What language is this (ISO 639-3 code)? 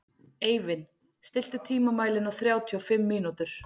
isl